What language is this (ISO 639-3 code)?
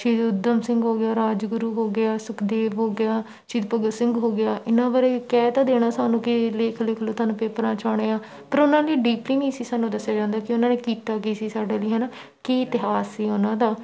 pan